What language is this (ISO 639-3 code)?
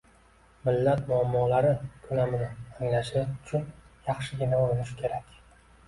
uzb